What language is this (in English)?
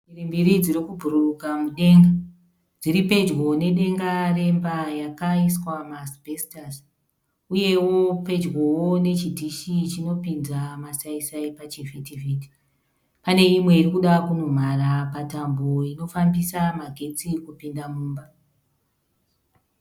Shona